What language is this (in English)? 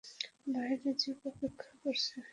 Bangla